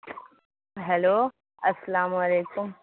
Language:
Urdu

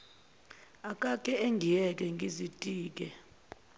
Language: Zulu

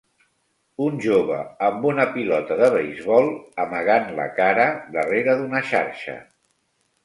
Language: Catalan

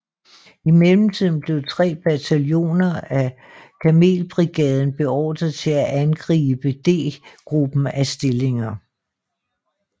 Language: Danish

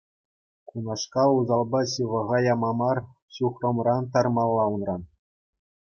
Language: Chuvash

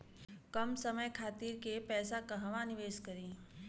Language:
Bhojpuri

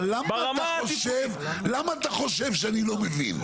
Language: Hebrew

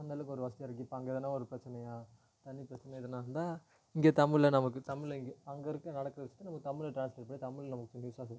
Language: Tamil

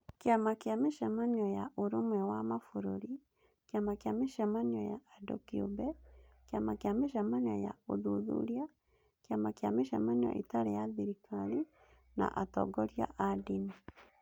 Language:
Kikuyu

